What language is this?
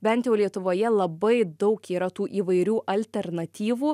Lithuanian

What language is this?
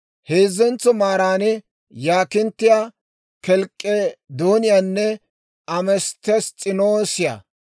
Dawro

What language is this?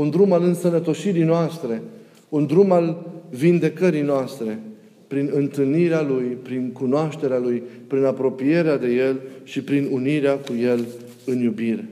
Romanian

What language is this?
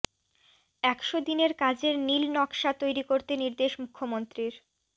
Bangla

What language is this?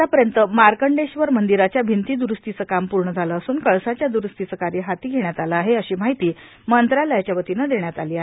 Marathi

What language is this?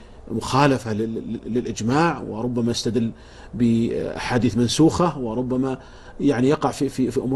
Arabic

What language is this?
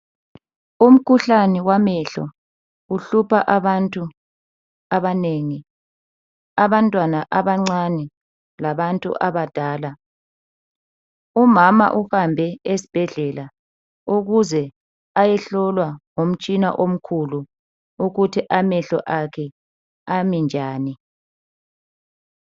North Ndebele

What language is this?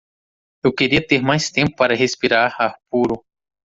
Portuguese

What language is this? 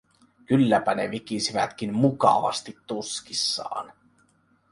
Finnish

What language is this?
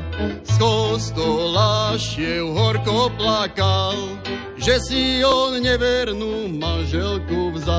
Slovak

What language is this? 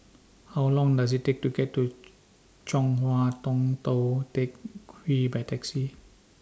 English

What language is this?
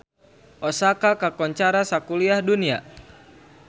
Sundanese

